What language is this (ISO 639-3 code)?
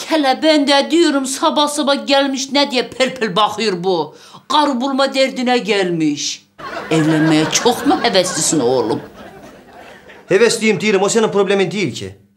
tur